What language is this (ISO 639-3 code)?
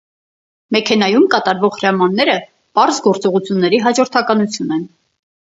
hye